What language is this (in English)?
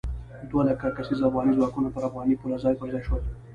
Pashto